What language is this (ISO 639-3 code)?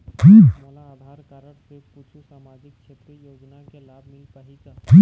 hne